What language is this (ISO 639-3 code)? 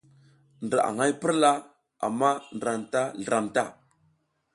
giz